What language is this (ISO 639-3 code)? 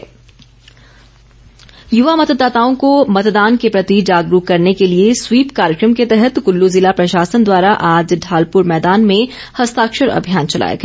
hin